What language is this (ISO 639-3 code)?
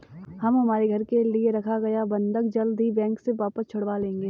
hin